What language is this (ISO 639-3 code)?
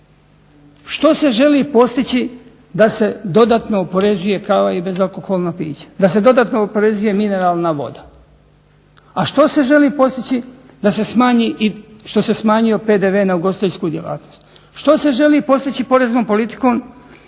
hrv